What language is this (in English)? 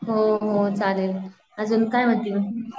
Marathi